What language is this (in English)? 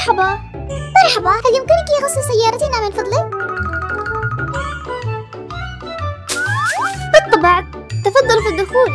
Arabic